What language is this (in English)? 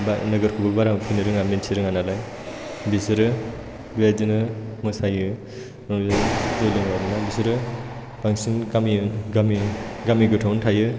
Bodo